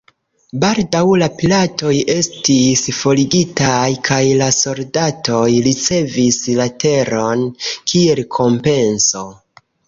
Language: Esperanto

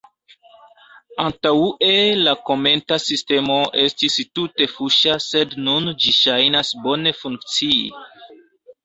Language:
Esperanto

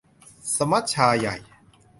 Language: Thai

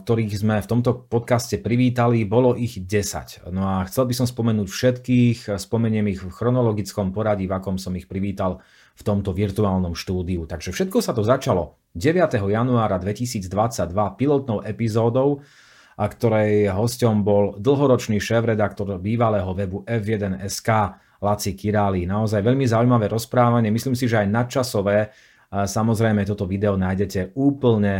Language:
Slovak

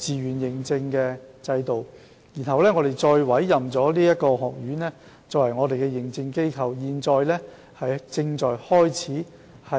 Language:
Cantonese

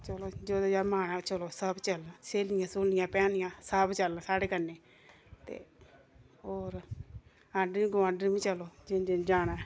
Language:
Dogri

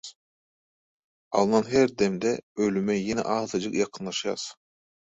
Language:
Turkmen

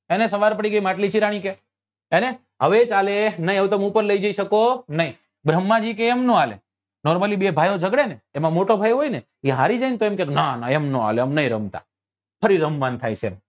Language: Gujarati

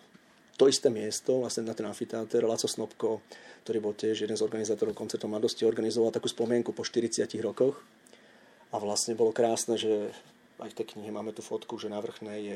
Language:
Slovak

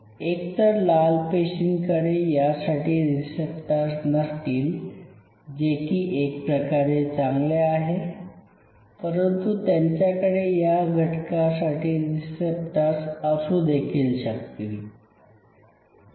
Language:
Marathi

